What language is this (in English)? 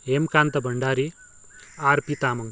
Nepali